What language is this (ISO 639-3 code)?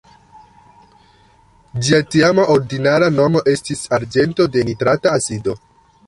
epo